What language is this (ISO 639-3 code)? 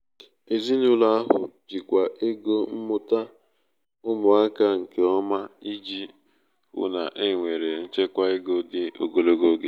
ibo